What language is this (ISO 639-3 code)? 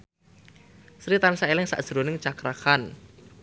jav